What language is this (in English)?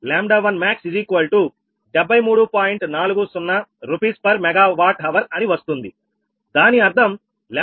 Telugu